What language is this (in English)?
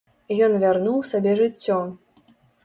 Belarusian